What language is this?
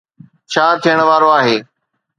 Sindhi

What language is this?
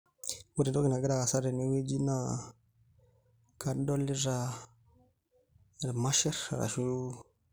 Masai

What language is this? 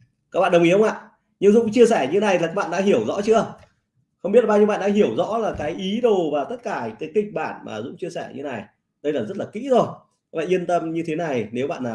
Vietnamese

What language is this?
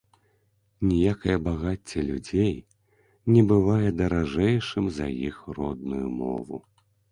Belarusian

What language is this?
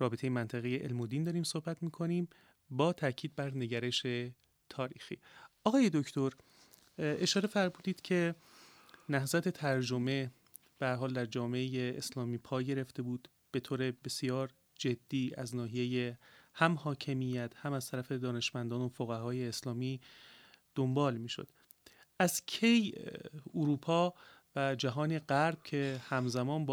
Persian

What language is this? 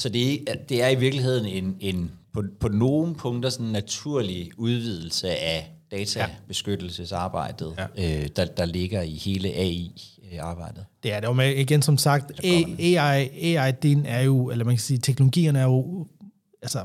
Danish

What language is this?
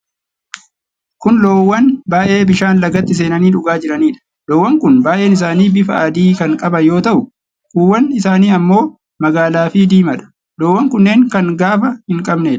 Oromo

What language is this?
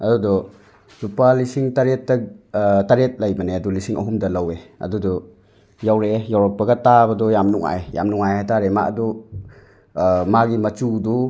Manipuri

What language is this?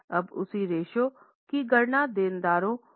Hindi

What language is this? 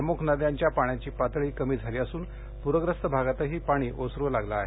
Marathi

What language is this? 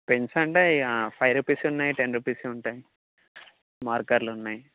Telugu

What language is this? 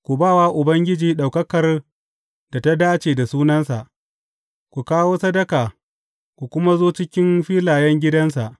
Hausa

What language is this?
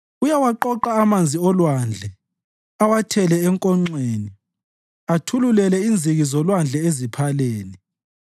North Ndebele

